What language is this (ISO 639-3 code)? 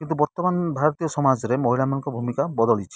ori